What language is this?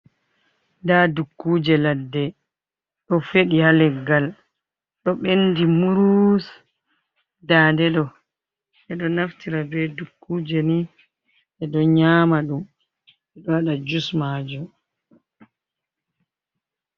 Fula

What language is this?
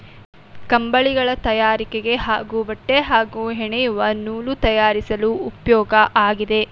Kannada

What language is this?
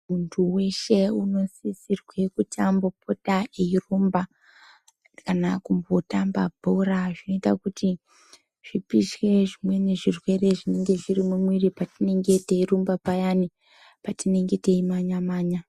Ndau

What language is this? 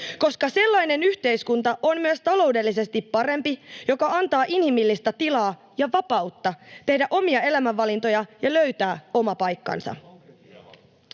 Finnish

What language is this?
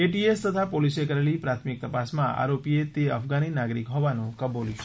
Gujarati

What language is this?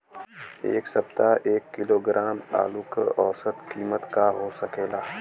Bhojpuri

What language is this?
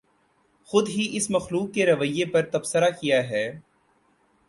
Urdu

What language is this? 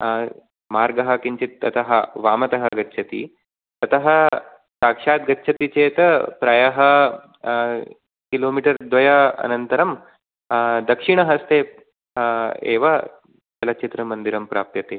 Sanskrit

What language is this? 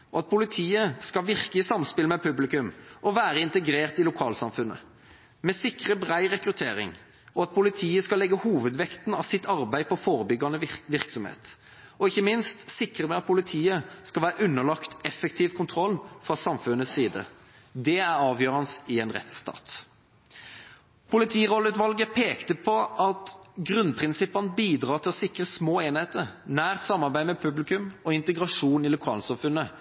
Norwegian Bokmål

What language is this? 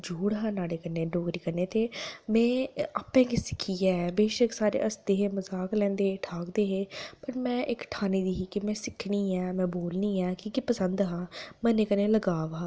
Dogri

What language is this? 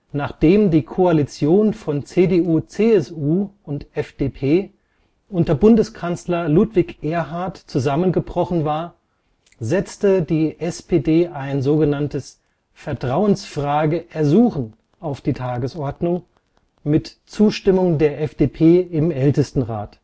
German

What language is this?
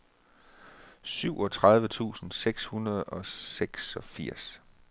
Danish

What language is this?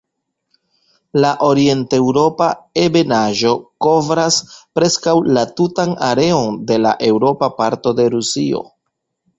Esperanto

